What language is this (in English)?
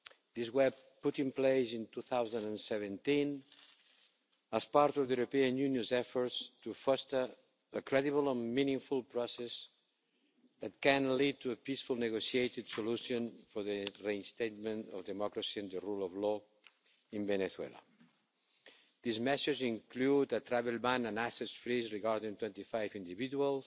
English